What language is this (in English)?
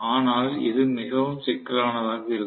Tamil